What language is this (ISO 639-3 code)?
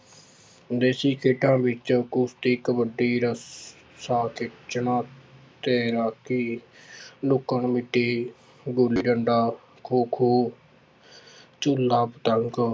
pan